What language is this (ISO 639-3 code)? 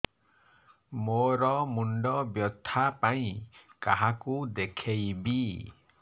ori